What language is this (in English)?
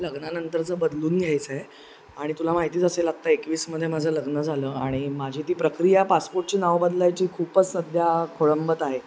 Marathi